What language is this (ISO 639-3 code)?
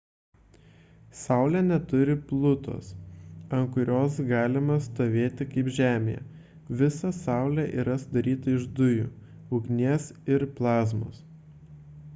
lit